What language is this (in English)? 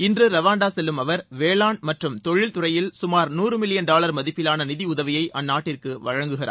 Tamil